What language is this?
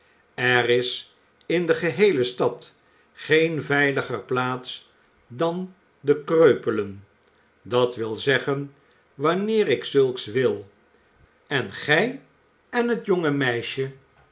Dutch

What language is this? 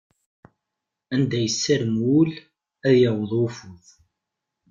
Kabyle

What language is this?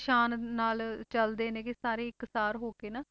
Punjabi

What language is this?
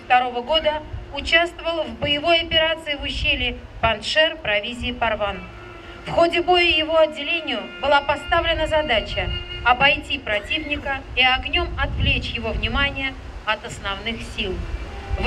Russian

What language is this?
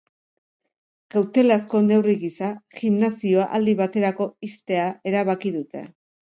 Basque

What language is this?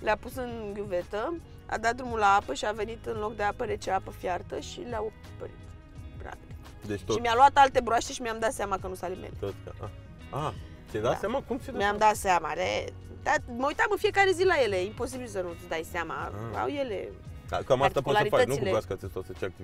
Romanian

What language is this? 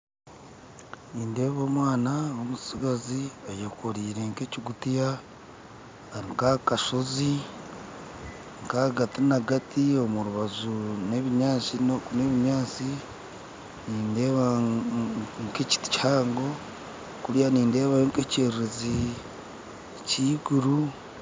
Nyankole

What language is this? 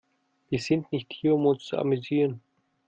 German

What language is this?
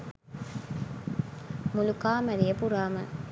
Sinhala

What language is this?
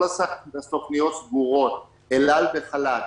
Hebrew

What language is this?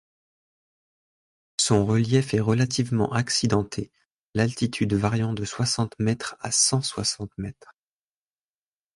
French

